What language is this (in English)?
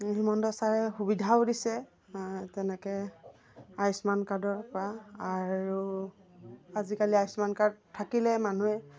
Assamese